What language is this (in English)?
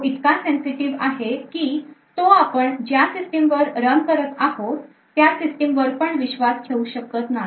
Marathi